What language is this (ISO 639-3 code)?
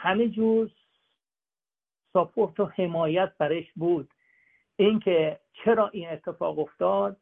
fas